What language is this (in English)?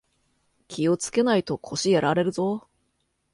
Japanese